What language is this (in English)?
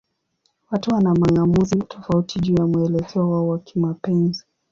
Swahili